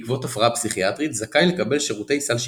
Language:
Hebrew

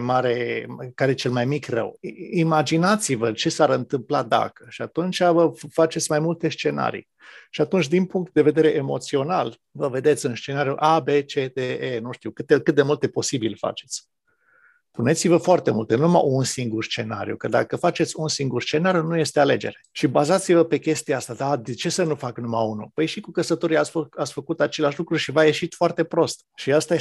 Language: Romanian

